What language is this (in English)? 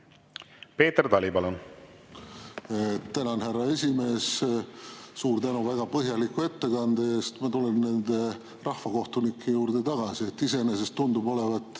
Estonian